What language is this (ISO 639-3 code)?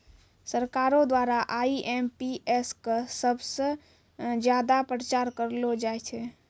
mai